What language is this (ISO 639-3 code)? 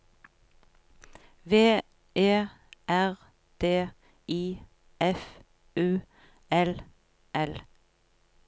nor